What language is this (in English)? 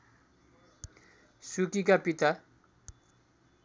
Nepali